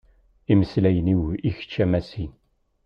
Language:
Kabyle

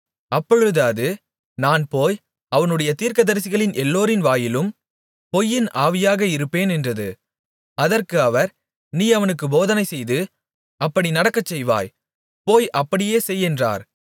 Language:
Tamil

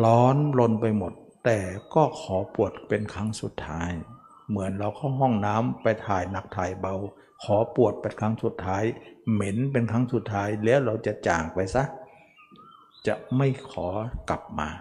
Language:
Thai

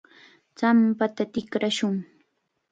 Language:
Chiquián Ancash Quechua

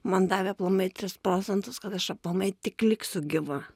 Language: Lithuanian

